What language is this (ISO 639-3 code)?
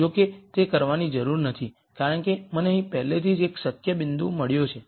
guj